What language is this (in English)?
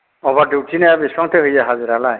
Bodo